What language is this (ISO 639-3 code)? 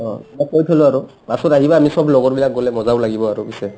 asm